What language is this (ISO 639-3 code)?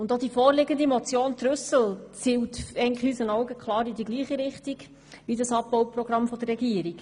gsw